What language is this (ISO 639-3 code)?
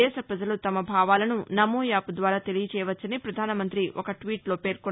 tel